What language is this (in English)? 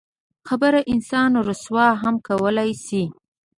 Pashto